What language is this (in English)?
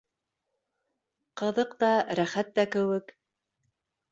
Bashkir